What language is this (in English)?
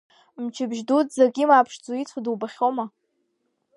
Abkhazian